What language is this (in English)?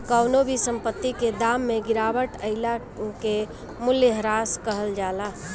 Bhojpuri